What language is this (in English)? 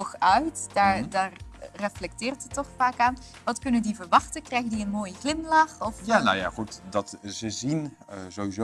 Dutch